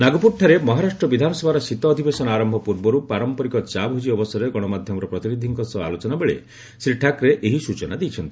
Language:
Odia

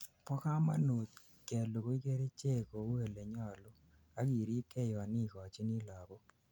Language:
Kalenjin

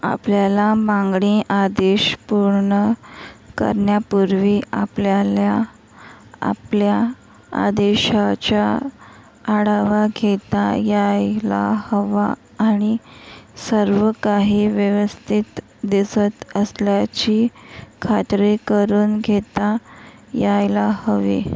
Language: Marathi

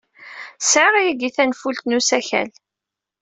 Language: Kabyle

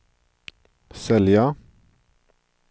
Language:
Swedish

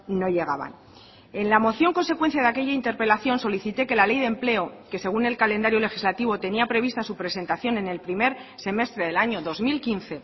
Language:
Spanish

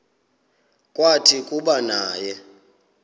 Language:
Xhosa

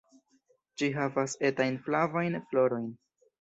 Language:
Esperanto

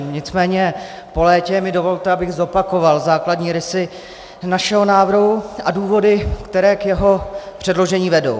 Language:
Czech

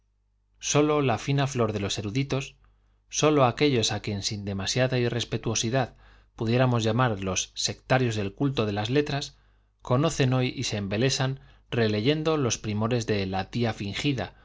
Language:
Spanish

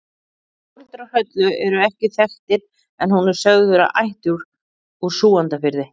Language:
Icelandic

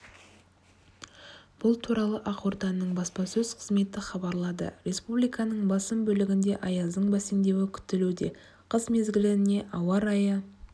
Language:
Kazakh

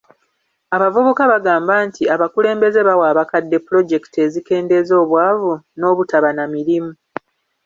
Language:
Ganda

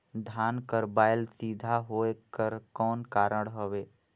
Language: Chhattisgarhi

